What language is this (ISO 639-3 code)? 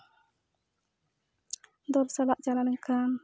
sat